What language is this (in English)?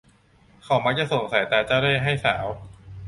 Thai